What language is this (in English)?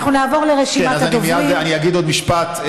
Hebrew